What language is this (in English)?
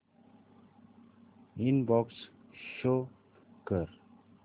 Marathi